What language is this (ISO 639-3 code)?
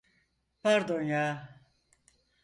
tur